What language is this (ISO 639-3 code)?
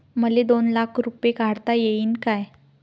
mar